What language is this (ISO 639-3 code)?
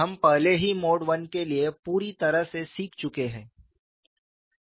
hin